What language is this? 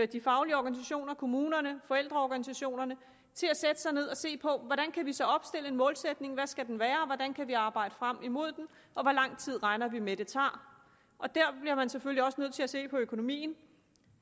Danish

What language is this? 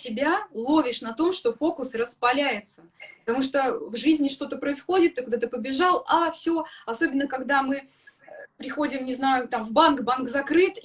Russian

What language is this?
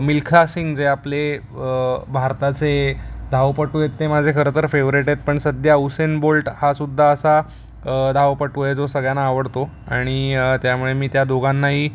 Marathi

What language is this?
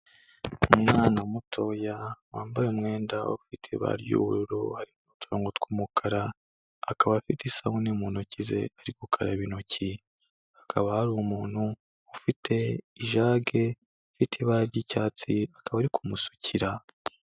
Kinyarwanda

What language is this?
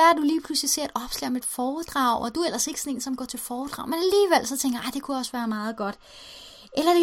Danish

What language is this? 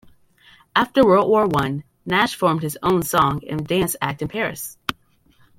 English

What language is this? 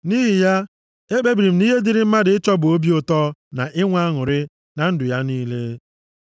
Igbo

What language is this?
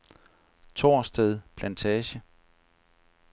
Danish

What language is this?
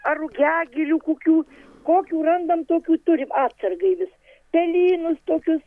Lithuanian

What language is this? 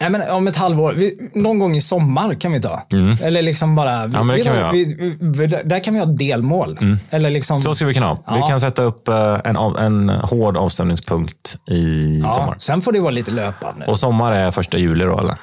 Swedish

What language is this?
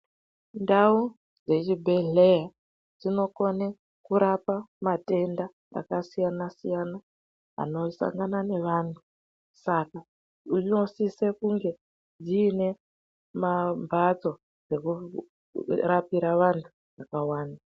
Ndau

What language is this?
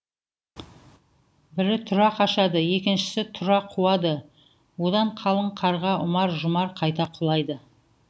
Kazakh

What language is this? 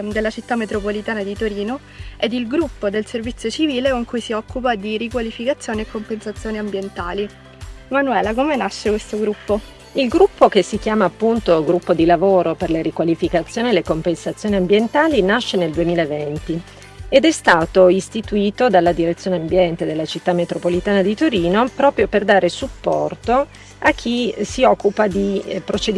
Italian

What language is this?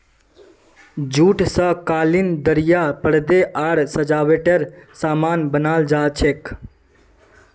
Magahi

